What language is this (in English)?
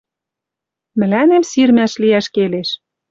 Western Mari